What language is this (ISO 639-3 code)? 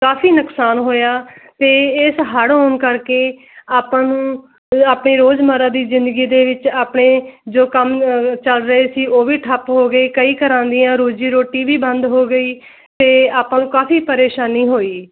pan